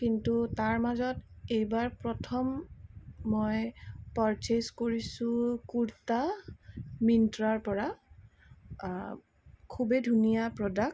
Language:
Assamese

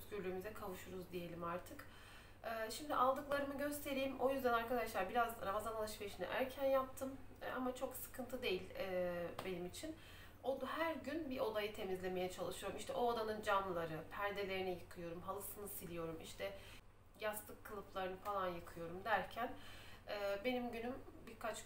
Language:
Turkish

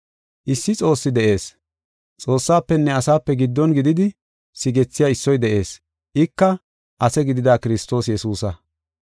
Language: Gofa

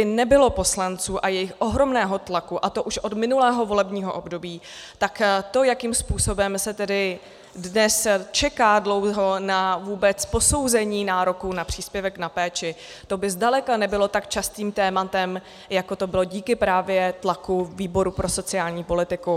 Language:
Czech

